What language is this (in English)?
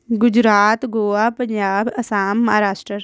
Punjabi